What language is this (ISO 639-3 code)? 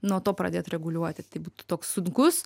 lit